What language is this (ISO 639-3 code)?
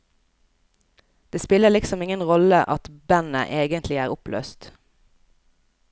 nor